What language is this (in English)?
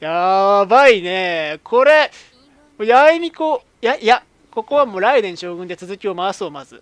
Japanese